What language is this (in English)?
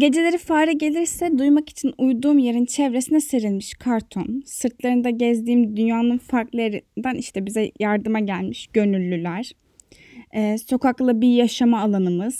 Turkish